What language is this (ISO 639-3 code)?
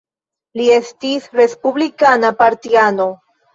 epo